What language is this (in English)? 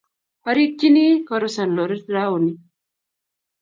Kalenjin